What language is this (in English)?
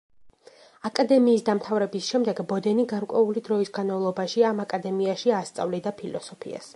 Georgian